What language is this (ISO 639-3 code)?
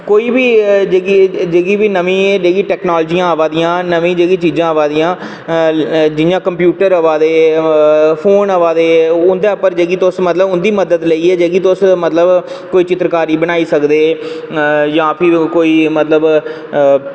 doi